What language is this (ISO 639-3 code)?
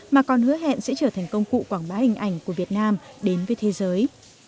vie